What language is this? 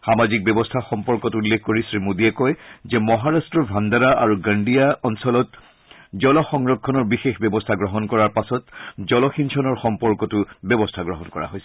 Assamese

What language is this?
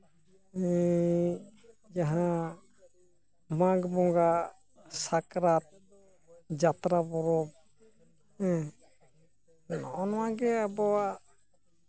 Santali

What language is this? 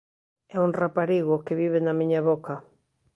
Galician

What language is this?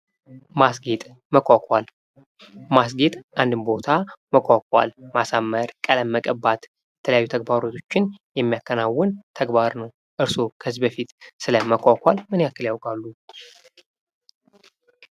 Amharic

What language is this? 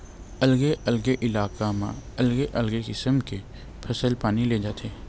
Chhattisgarhi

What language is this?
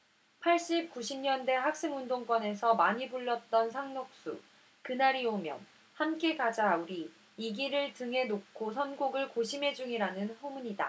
Korean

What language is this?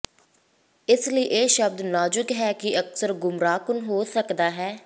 Punjabi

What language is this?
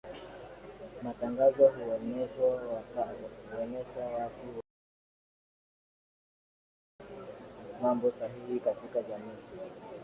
Swahili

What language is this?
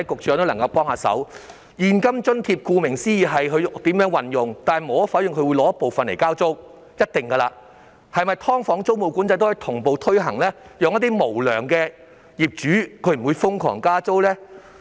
Cantonese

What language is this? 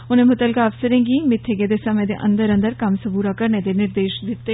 Dogri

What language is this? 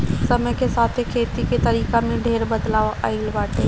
Bhojpuri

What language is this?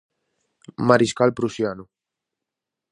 Galician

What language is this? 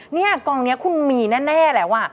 Thai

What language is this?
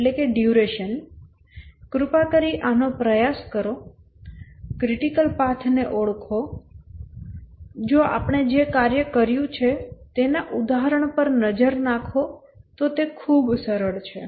Gujarati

